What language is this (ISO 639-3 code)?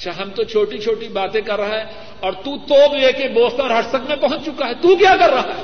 urd